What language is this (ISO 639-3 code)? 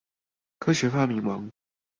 zho